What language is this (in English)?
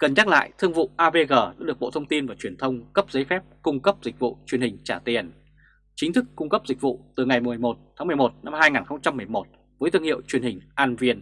Vietnamese